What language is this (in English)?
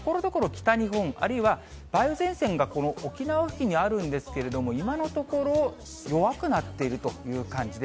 Japanese